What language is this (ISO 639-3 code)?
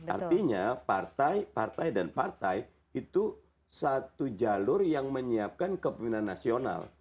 ind